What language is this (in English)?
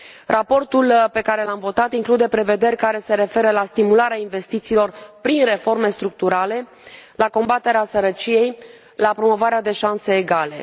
Romanian